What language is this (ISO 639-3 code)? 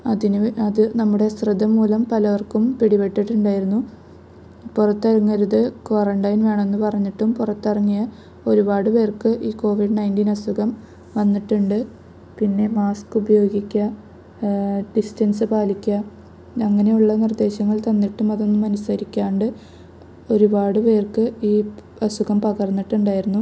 mal